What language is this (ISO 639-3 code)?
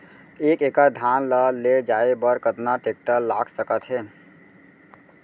hne